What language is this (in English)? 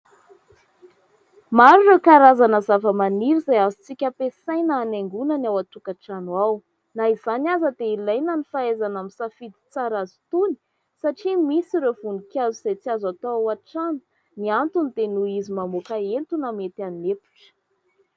Malagasy